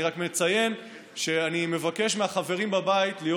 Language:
Hebrew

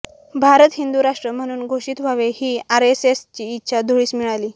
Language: Marathi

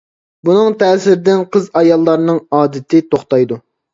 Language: Uyghur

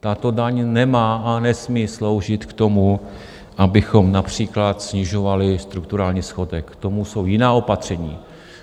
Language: Czech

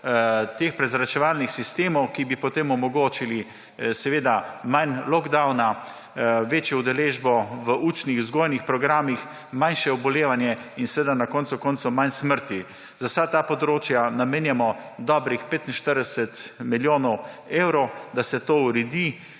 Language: Slovenian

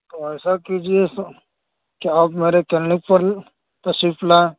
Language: Urdu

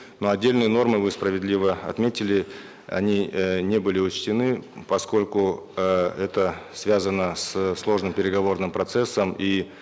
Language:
Kazakh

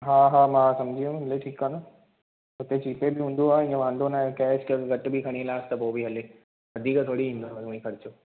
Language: Sindhi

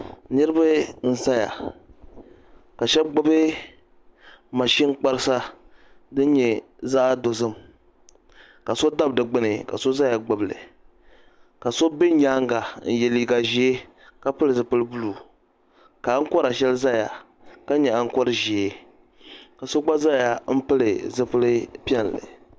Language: Dagbani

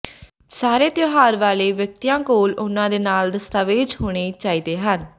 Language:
Punjabi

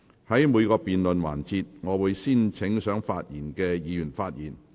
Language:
Cantonese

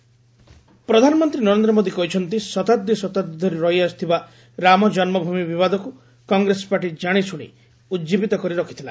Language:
Odia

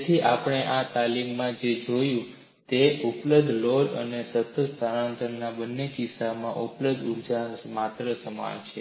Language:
Gujarati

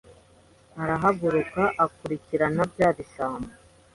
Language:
Kinyarwanda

